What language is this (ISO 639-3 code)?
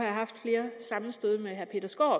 dan